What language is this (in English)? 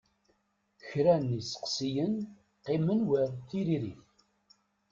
Kabyle